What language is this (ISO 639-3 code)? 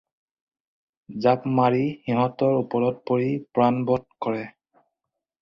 asm